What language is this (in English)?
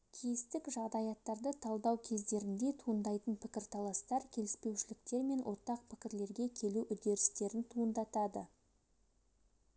Kazakh